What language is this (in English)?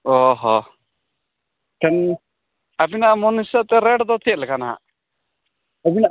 Santali